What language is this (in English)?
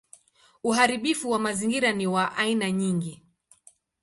Swahili